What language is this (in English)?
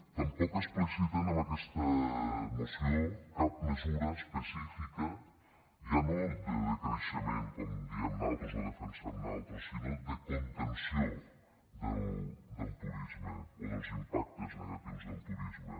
Catalan